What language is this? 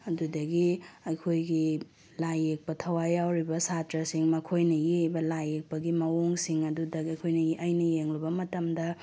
Manipuri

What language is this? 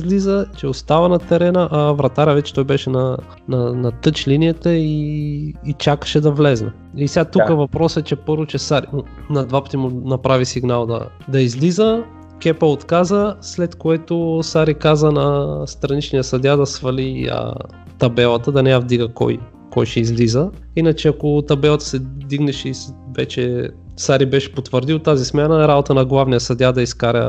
Bulgarian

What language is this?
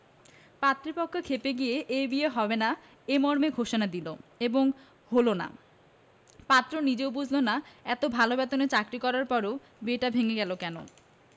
Bangla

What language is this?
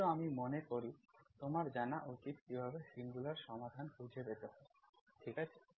Bangla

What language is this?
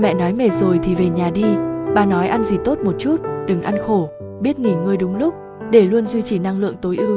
Vietnamese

